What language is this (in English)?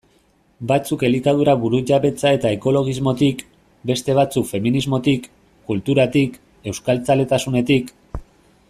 Basque